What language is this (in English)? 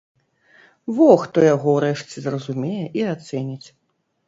Belarusian